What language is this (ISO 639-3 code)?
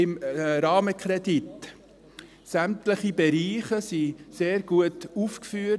gsw